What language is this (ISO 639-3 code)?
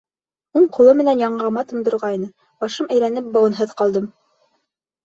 bak